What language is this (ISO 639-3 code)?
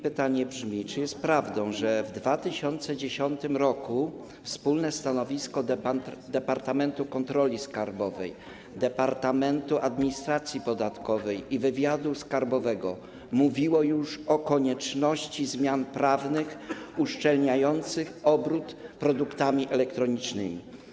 pol